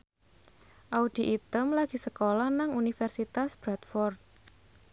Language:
Javanese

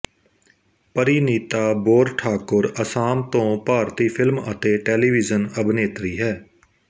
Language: Punjabi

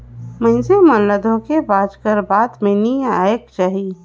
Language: Chhattisgarhi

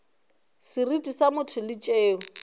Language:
Northern Sotho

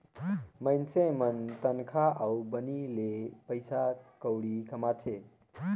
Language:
Chhattisgarhi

